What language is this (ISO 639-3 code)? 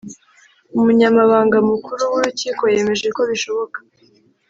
kin